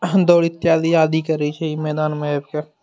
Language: Maithili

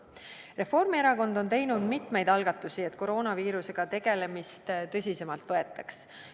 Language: Estonian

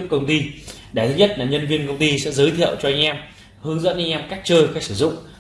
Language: Vietnamese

